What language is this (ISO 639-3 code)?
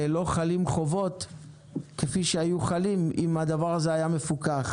heb